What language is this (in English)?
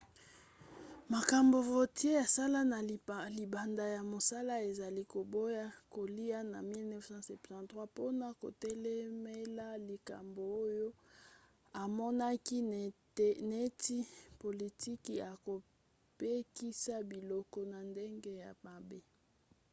Lingala